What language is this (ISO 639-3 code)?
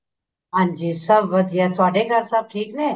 pan